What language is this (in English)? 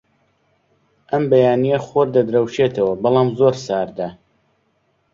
Central Kurdish